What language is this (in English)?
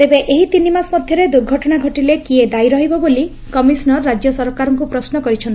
Odia